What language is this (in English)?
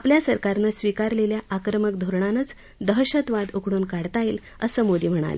Marathi